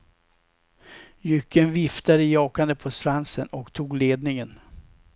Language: Swedish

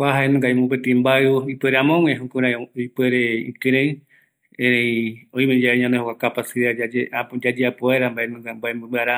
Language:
Eastern Bolivian Guaraní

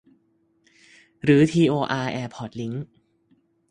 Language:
Thai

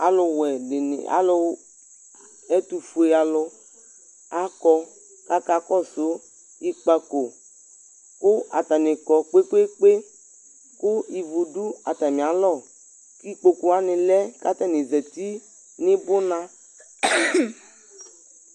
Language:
Ikposo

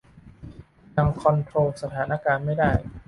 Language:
Thai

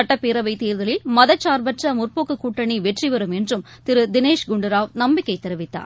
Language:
Tamil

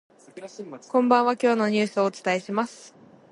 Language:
Japanese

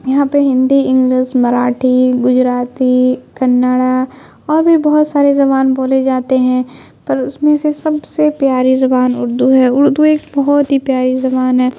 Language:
Urdu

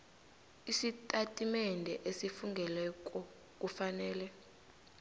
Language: South Ndebele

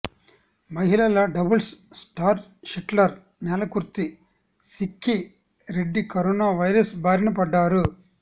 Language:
Telugu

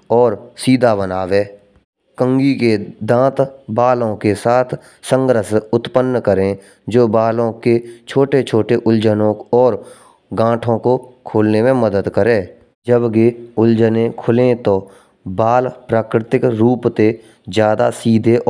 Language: Braj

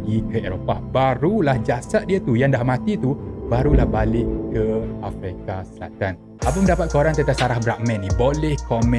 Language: Malay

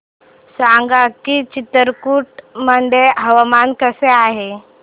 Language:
Marathi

